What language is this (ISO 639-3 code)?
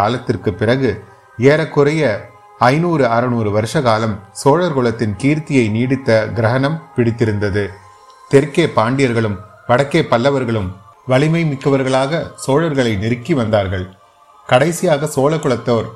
tam